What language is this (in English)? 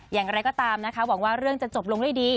Thai